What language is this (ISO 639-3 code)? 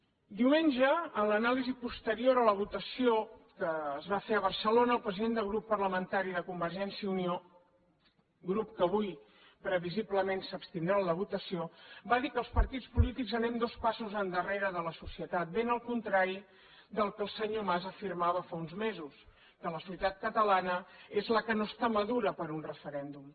cat